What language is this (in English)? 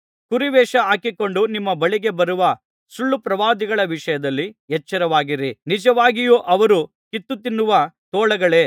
Kannada